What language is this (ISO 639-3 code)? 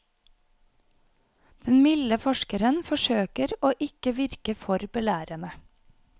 nor